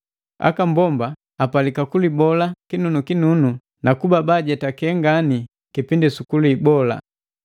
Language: Matengo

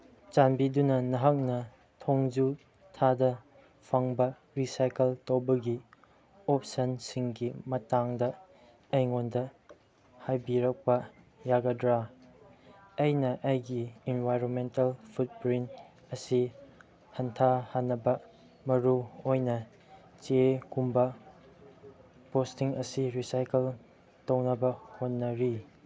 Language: Manipuri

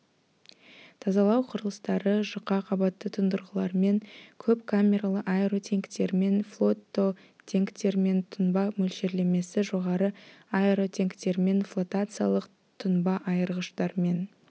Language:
Kazakh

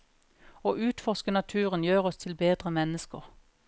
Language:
Norwegian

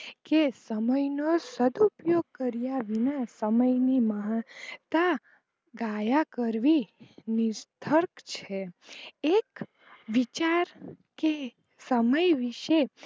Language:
Gujarati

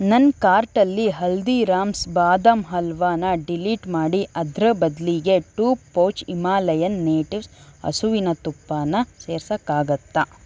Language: Kannada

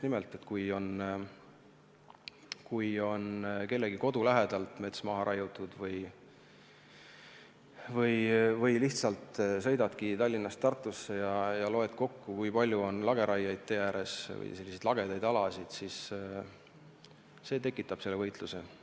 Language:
Estonian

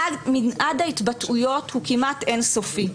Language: Hebrew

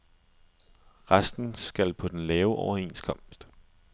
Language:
Danish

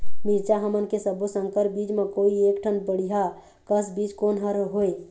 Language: Chhattisgarhi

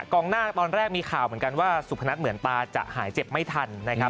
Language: Thai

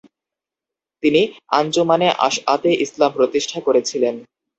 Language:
Bangla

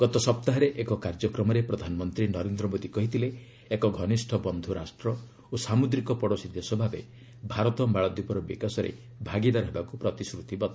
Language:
Odia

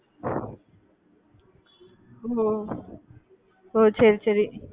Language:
Tamil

